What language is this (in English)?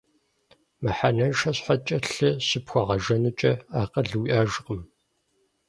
Kabardian